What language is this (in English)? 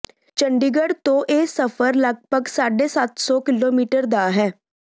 Punjabi